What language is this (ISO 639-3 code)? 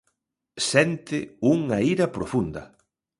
glg